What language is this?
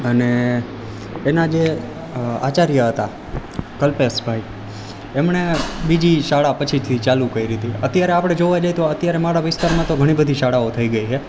Gujarati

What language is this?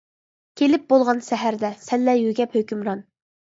Uyghur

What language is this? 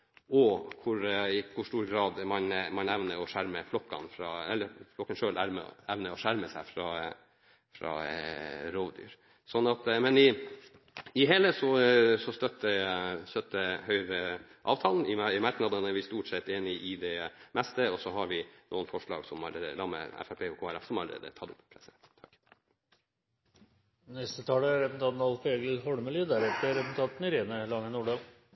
Norwegian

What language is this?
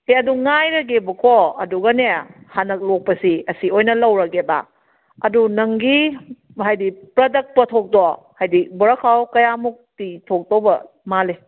Manipuri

